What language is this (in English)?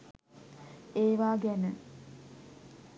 Sinhala